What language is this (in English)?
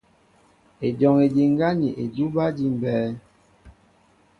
Mbo (Cameroon)